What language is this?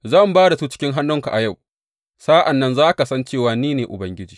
Hausa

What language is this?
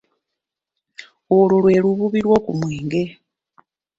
Ganda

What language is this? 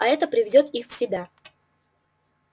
Russian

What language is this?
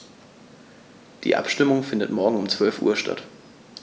German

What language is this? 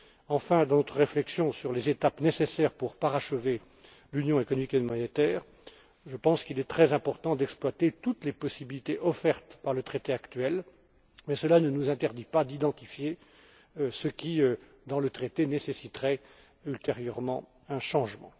French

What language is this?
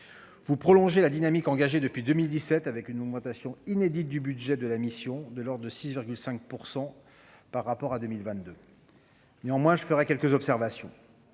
French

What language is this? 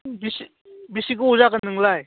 Bodo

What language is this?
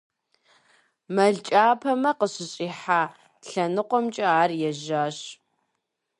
Kabardian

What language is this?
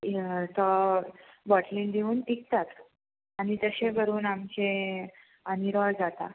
Konkani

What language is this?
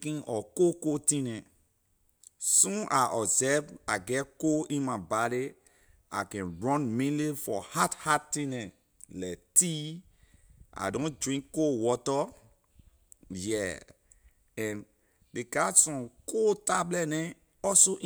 Liberian English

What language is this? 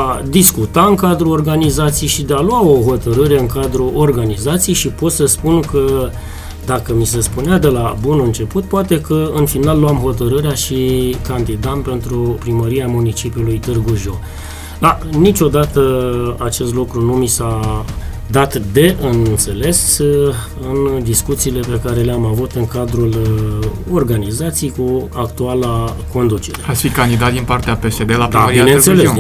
Romanian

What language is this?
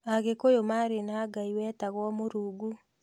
Kikuyu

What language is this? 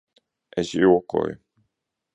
Latvian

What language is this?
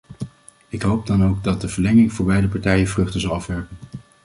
Dutch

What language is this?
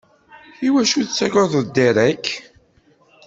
Kabyle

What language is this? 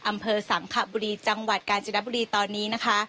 Thai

